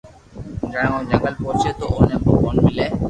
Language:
Loarki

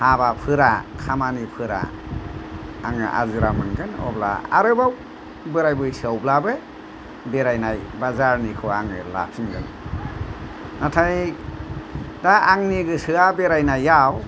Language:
Bodo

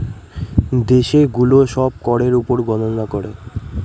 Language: Bangla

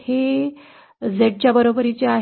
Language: Marathi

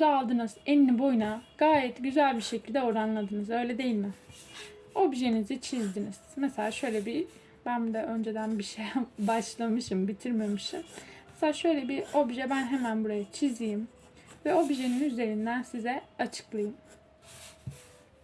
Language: Turkish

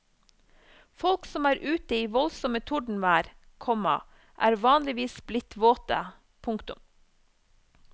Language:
Norwegian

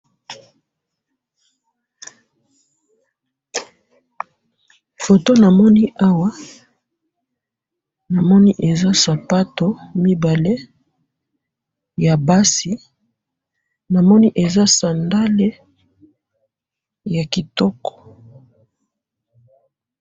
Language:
Lingala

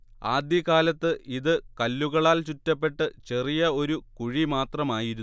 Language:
Malayalam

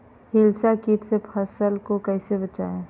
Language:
Magahi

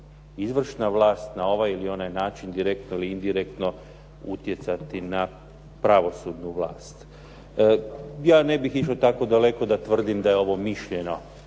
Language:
Croatian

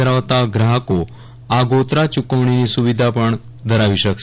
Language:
Gujarati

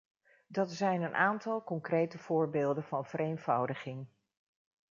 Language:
Dutch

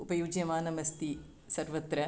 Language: Sanskrit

